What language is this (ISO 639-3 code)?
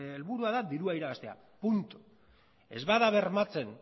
eus